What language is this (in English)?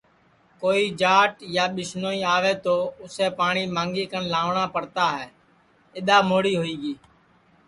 Sansi